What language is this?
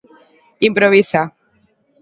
Galician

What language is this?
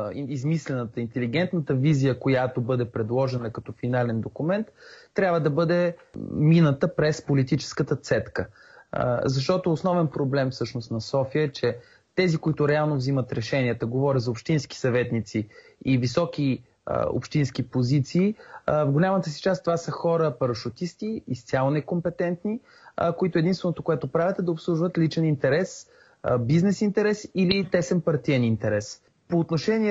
Bulgarian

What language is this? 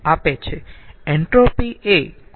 Gujarati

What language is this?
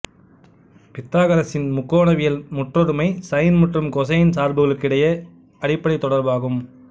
Tamil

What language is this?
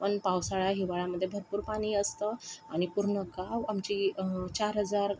Marathi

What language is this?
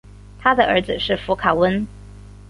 Chinese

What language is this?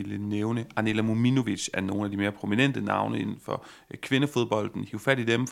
Danish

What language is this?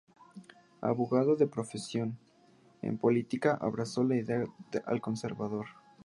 Spanish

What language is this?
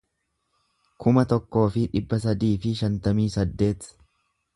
Oromo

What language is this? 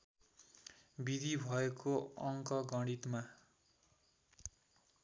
Nepali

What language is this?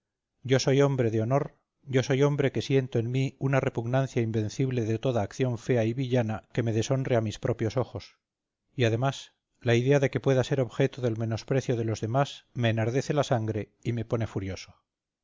Spanish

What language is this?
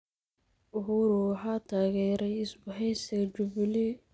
Somali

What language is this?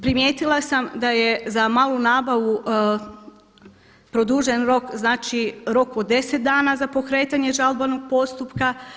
Croatian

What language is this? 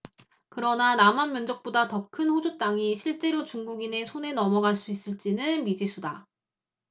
Korean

